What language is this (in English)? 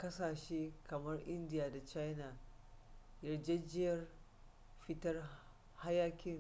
Hausa